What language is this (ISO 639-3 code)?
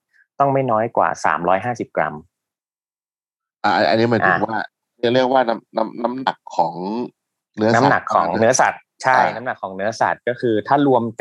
tha